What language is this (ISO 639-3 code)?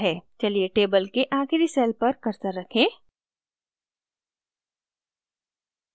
hin